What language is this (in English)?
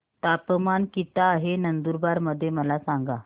Marathi